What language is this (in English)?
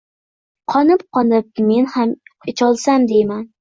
Uzbek